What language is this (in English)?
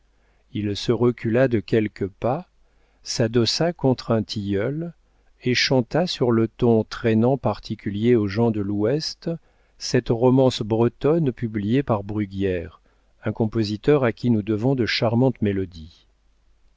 French